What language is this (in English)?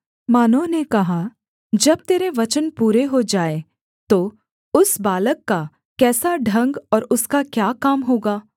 Hindi